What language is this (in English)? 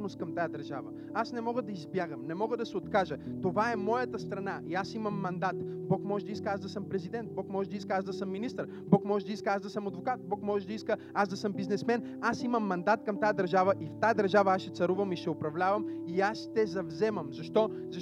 Bulgarian